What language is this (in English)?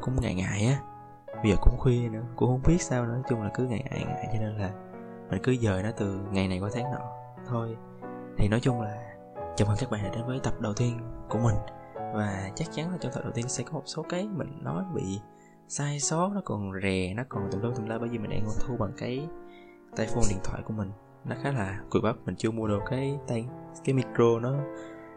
Vietnamese